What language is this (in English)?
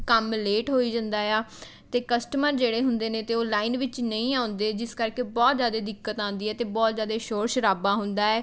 Punjabi